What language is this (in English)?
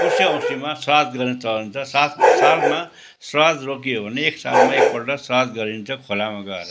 Nepali